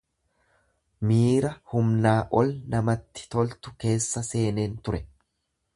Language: Oromo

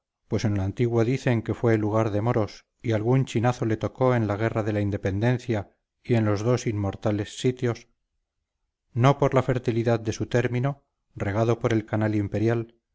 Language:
Spanish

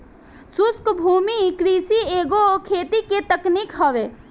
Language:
Bhojpuri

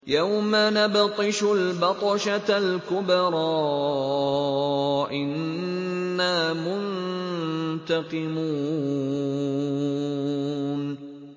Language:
Arabic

